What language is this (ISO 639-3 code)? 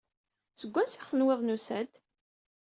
kab